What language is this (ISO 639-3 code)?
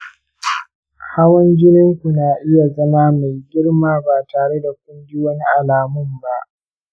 hau